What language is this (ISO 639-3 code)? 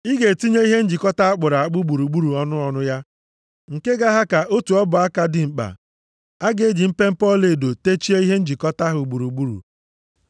ibo